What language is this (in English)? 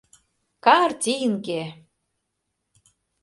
Mari